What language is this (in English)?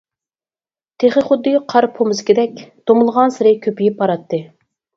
Uyghur